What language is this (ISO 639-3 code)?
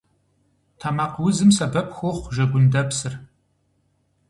kbd